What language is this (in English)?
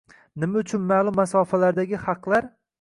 Uzbek